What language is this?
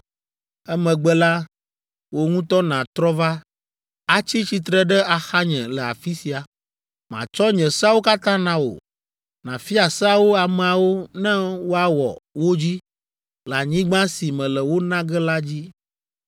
Ewe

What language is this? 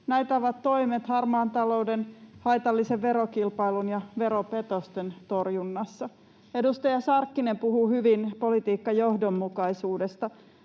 Finnish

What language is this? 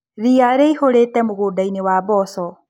Kikuyu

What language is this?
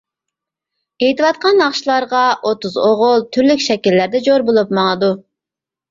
Uyghur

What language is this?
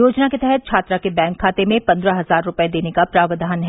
Hindi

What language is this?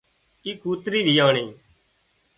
Wadiyara Koli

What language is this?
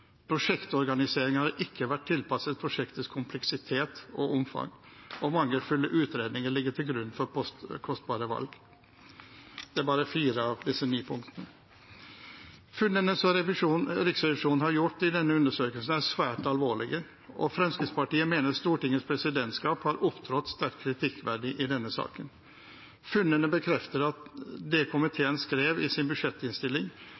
Norwegian Bokmål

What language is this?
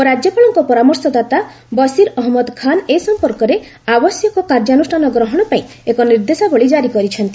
Odia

